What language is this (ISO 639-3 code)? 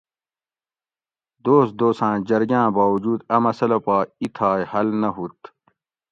gwc